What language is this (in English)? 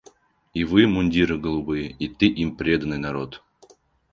Russian